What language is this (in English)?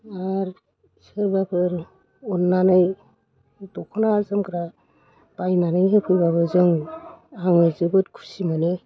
Bodo